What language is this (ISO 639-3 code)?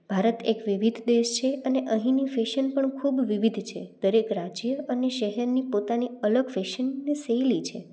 guj